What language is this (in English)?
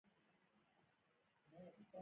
Pashto